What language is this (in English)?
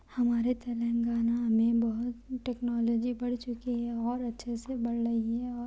Urdu